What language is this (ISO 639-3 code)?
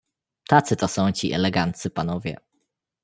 pol